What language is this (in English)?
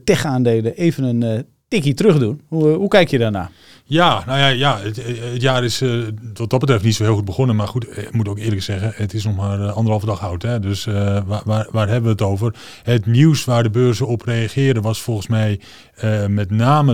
Dutch